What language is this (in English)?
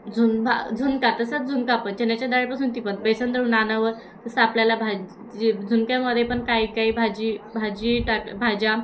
Marathi